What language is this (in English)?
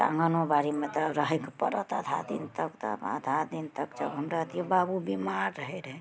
Maithili